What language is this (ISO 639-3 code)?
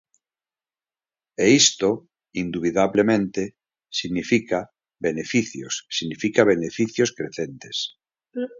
glg